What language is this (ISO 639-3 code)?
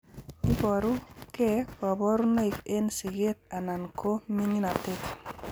kln